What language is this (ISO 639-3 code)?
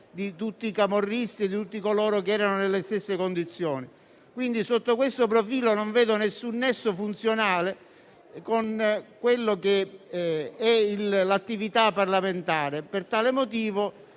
ita